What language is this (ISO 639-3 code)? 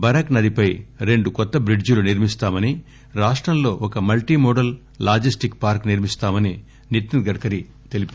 tel